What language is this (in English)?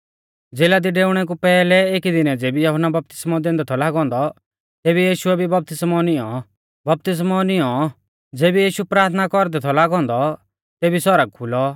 Mahasu Pahari